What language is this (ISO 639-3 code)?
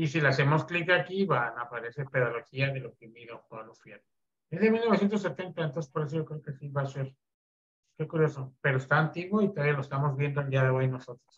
spa